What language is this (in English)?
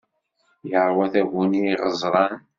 Kabyle